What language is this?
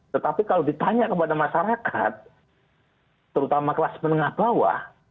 Indonesian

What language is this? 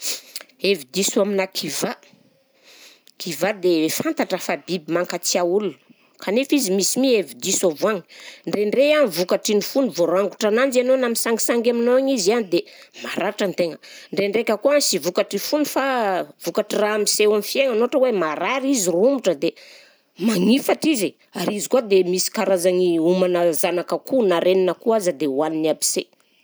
Southern Betsimisaraka Malagasy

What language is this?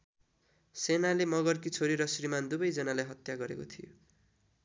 Nepali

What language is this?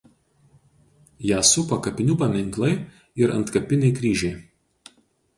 Lithuanian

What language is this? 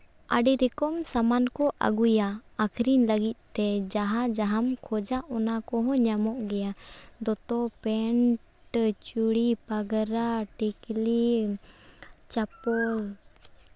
Santali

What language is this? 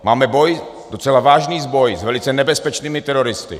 Czech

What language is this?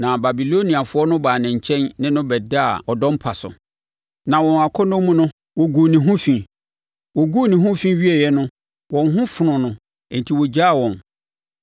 Akan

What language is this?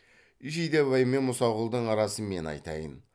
Kazakh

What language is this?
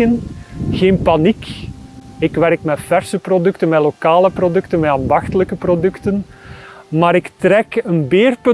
Dutch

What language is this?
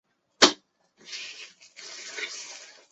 Chinese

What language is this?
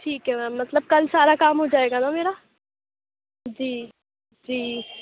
Urdu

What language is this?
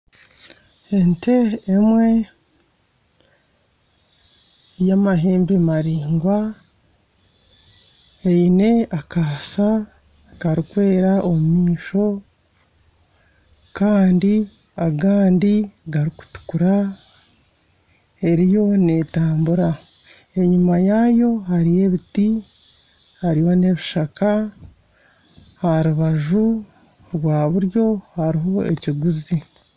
Nyankole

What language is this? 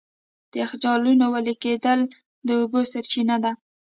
Pashto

